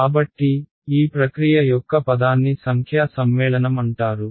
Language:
Telugu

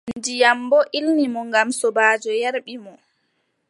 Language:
Adamawa Fulfulde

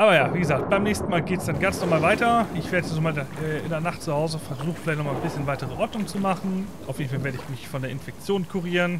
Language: German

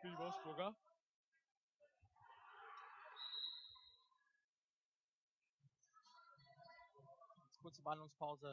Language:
German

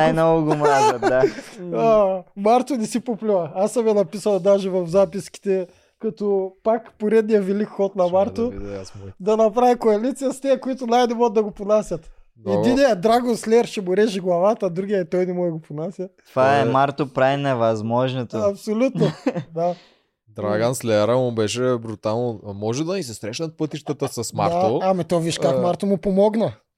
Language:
Bulgarian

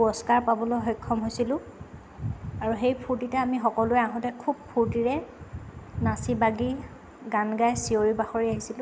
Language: Assamese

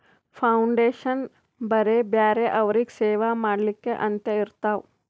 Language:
Kannada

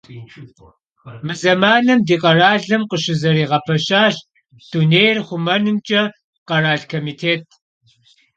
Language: Kabardian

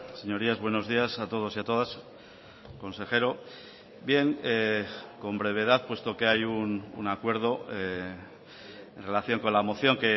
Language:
Spanish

